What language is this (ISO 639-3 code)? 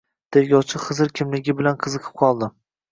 uzb